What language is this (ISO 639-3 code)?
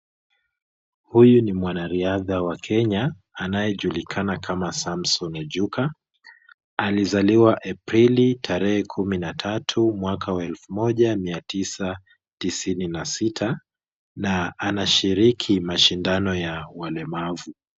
swa